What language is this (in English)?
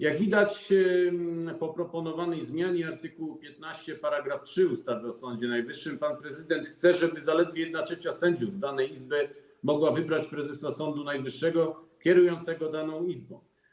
Polish